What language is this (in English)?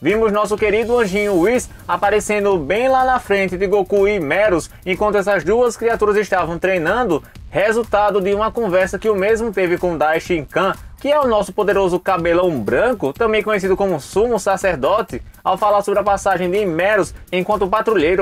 Portuguese